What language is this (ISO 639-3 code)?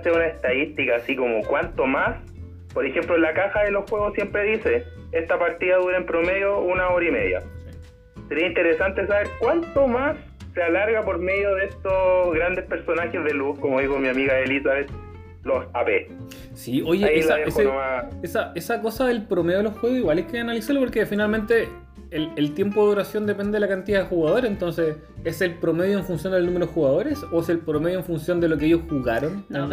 spa